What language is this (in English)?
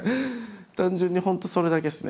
Japanese